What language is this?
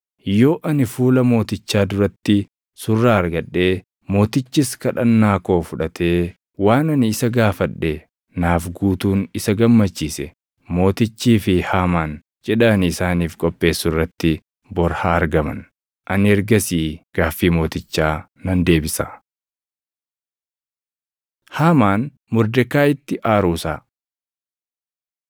Oromo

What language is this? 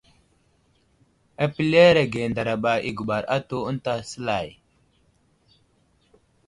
Wuzlam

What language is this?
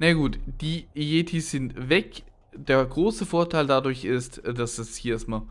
German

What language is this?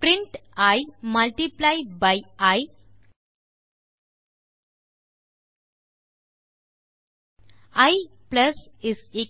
Tamil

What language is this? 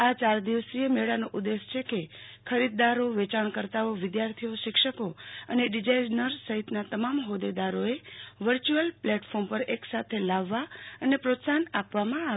Gujarati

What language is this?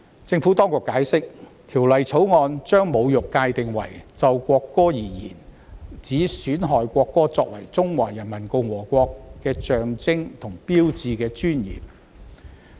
Cantonese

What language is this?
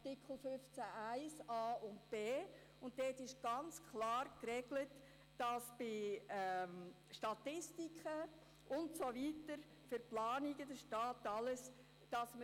Swiss German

